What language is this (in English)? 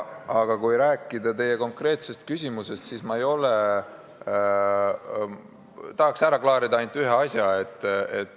Estonian